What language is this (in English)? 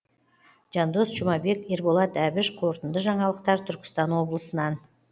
Kazakh